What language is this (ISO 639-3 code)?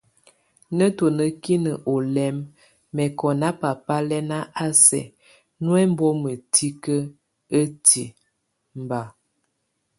tvu